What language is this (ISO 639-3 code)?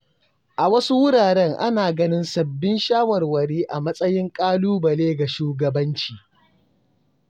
hau